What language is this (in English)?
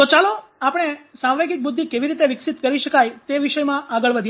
Gujarati